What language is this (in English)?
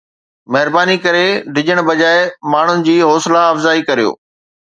Sindhi